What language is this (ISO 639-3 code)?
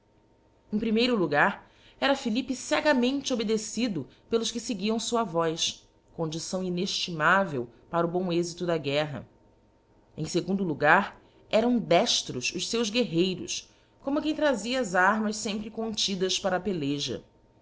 por